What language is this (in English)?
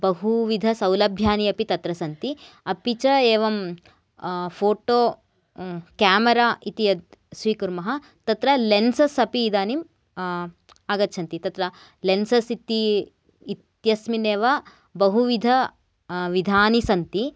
Sanskrit